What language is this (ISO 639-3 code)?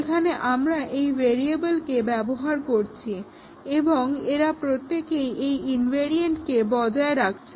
ben